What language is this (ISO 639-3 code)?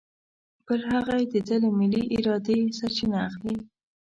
pus